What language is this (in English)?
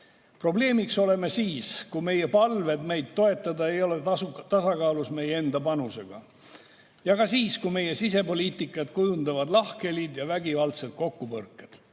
Estonian